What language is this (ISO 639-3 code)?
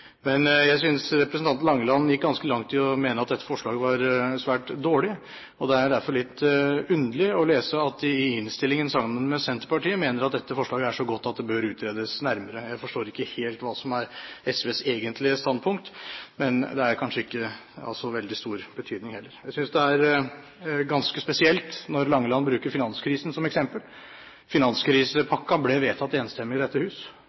nob